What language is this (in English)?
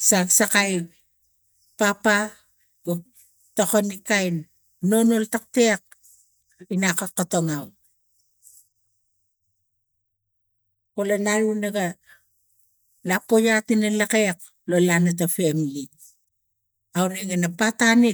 Tigak